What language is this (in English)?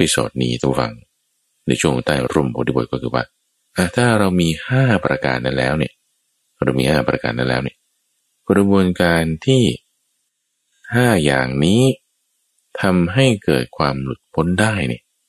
Thai